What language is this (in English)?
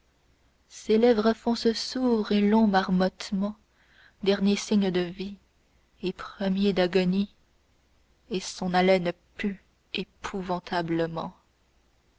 French